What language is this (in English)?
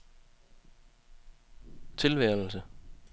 Danish